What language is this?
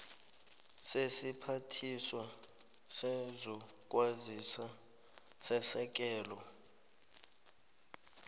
South Ndebele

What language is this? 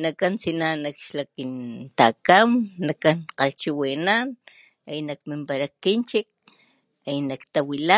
Papantla Totonac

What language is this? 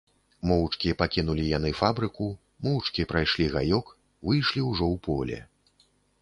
Belarusian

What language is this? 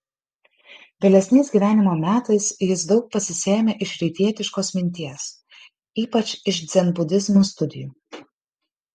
Lithuanian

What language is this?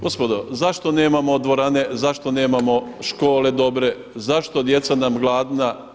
Croatian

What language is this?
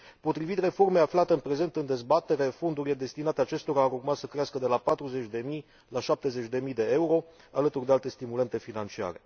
Romanian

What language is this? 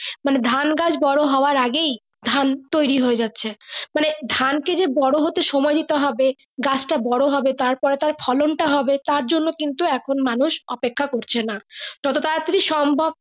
Bangla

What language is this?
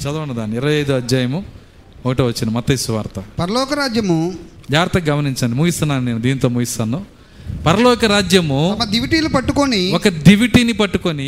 Telugu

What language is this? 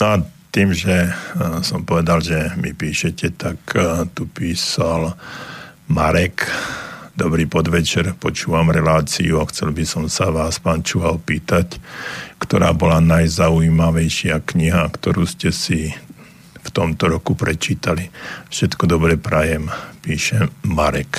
Slovak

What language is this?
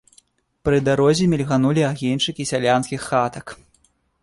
Belarusian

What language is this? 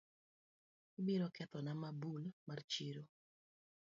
Luo (Kenya and Tanzania)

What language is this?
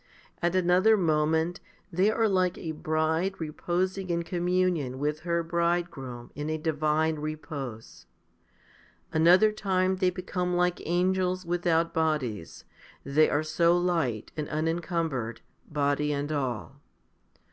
English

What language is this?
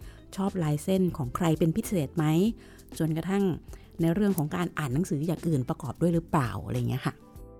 Thai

